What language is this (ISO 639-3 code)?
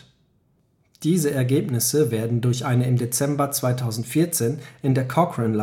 deu